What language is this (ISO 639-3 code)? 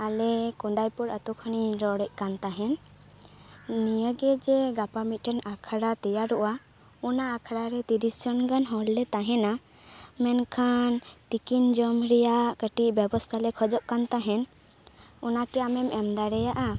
sat